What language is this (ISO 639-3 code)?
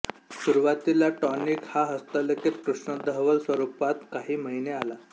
mar